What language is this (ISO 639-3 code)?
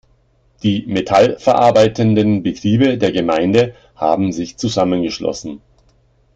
deu